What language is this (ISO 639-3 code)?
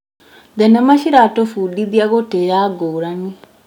kik